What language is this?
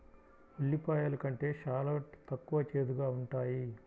Telugu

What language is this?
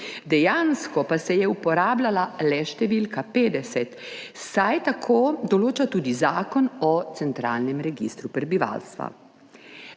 Slovenian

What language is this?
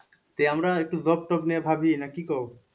Bangla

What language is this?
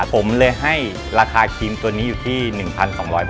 Thai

